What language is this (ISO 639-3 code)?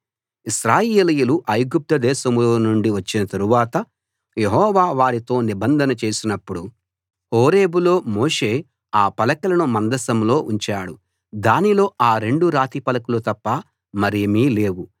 tel